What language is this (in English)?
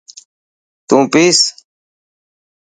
Dhatki